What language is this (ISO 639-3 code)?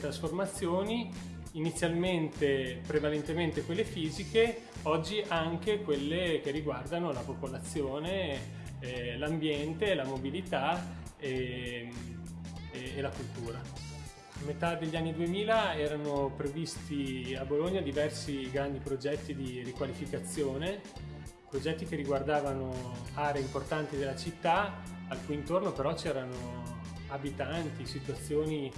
ita